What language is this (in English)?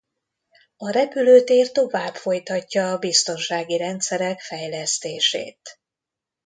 Hungarian